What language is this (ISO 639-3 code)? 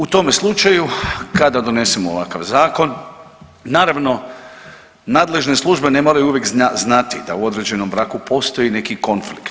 hrv